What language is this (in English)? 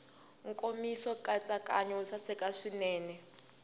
Tsonga